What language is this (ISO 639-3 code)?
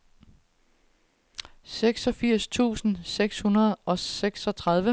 dan